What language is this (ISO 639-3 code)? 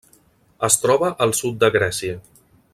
cat